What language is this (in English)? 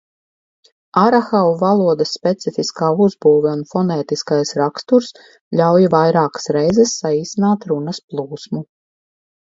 Latvian